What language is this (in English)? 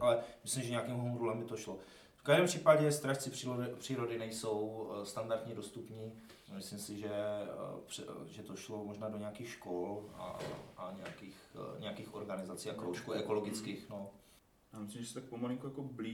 Czech